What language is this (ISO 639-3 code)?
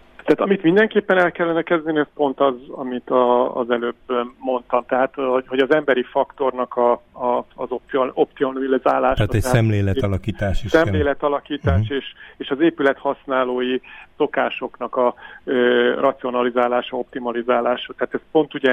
hun